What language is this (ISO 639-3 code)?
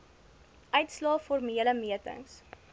afr